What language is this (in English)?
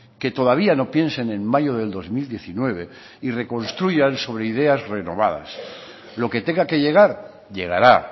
Spanish